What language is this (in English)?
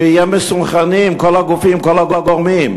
Hebrew